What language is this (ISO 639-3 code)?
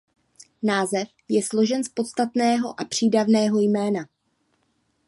ces